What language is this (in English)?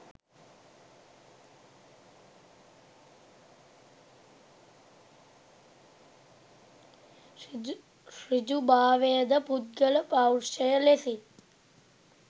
Sinhala